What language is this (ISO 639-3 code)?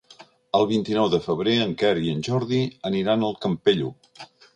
cat